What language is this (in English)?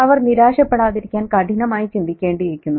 Malayalam